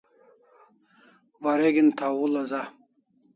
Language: Kalasha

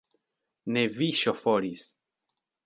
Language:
Esperanto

